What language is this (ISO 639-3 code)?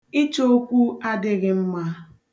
ibo